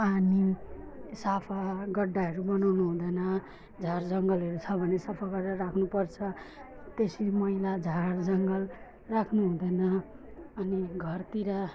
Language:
Nepali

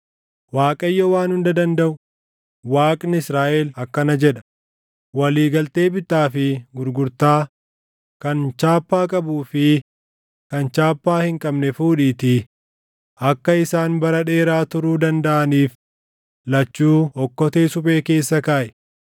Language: Oromo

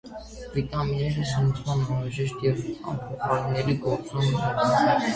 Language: Armenian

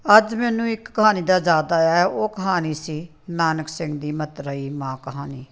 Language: Punjabi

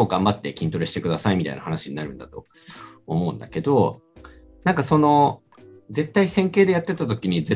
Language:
Japanese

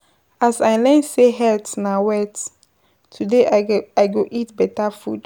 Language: Nigerian Pidgin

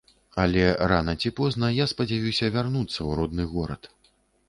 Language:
Belarusian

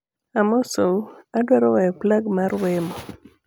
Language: Luo (Kenya and Tanzania)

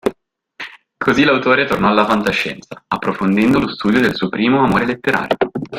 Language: Italian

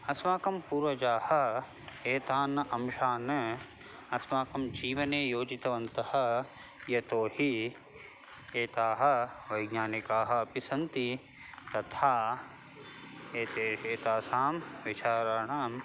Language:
Sanskrit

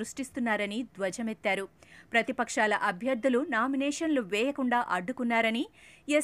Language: Telugu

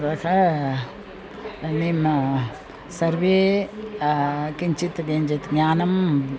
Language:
Sanskrit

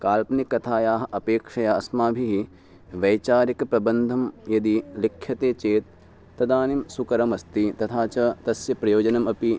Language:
Sanskrit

